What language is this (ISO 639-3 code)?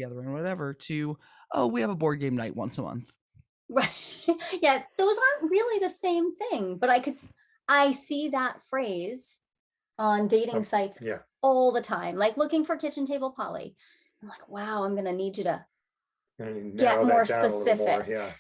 eng